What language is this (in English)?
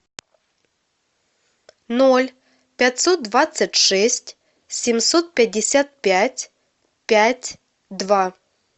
Russian